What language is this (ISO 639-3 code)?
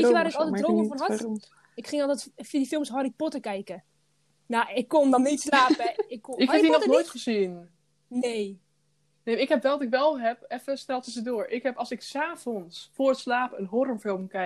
nld